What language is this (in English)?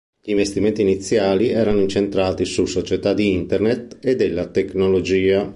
Italian